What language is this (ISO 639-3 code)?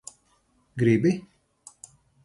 lav